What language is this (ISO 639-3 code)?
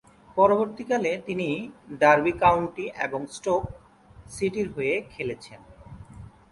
ben